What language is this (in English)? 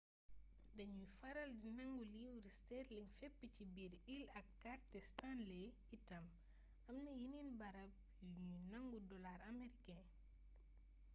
Wolof